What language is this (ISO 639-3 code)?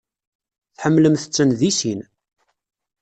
kab